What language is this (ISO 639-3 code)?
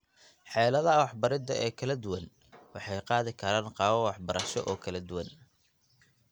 som